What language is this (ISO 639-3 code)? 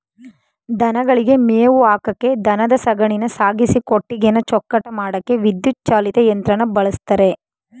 kan